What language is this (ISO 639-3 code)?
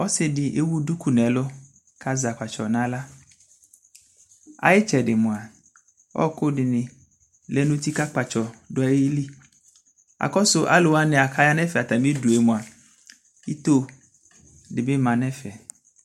kpo